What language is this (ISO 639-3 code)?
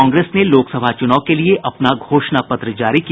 hin